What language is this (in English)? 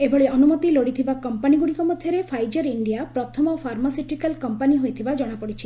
Odia